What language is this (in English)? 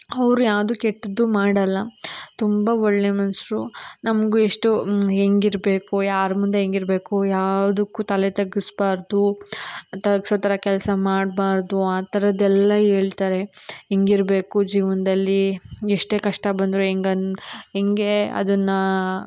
Kannada